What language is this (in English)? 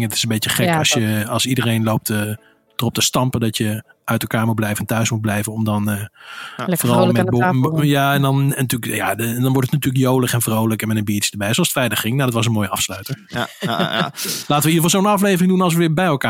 Dutch